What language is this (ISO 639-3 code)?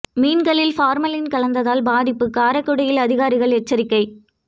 tam